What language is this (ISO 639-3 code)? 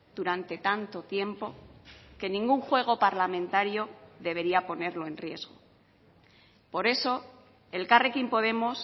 spa